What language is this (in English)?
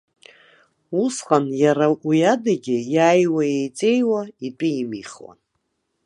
Abkhazian